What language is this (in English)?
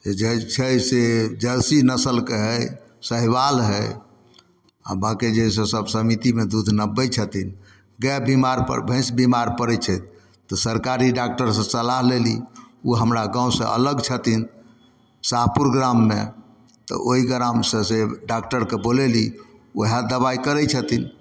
Maithili